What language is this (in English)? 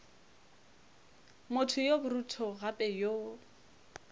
Northern Sotho